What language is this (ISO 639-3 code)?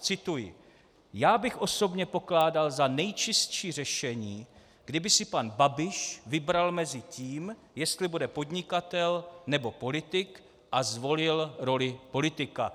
ces